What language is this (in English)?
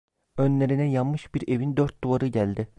Turkish